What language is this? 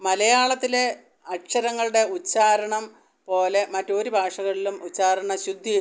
Malayalam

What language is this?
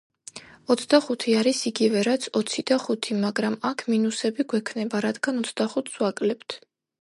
Georgian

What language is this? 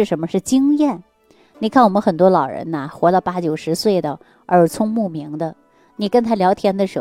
Chinese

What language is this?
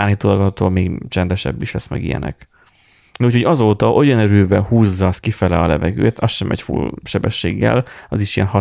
Hungarian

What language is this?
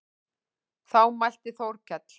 Icelandic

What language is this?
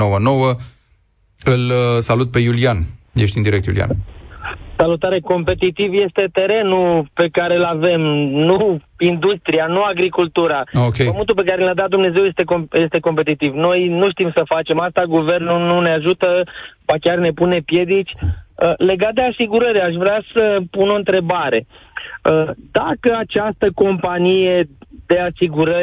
Romanian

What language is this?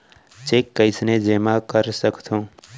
Chhattisgarhi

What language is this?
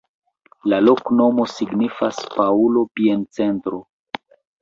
Esperanto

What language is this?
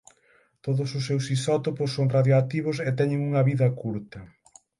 Galician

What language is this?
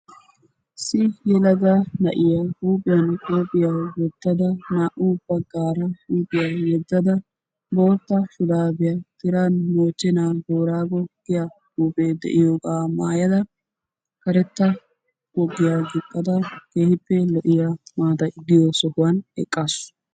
Wolaytta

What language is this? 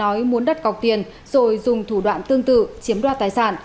Vietnamese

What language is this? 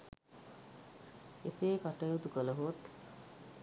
Sinhala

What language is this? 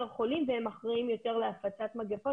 Hebrew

